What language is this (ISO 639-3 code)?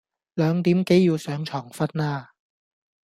yue